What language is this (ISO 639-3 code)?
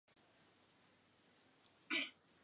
spa